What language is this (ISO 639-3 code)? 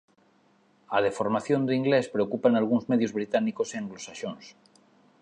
glg